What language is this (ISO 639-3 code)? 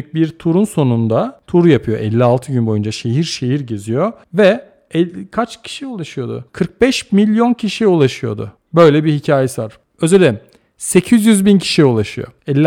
tur